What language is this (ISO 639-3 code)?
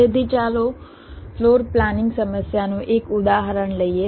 guj